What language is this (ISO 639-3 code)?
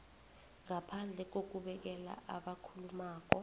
nbl